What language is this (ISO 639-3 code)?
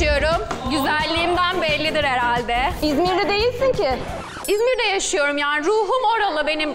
tur